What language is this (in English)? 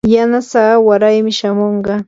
Yanahuanca Pasco Quechua